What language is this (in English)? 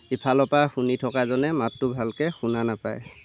Assamese